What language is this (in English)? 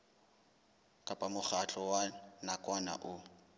Southern Sotho